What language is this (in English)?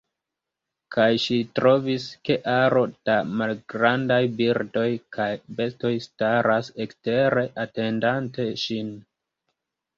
Esperanto